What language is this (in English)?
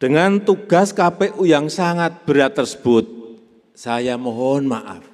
Indonesian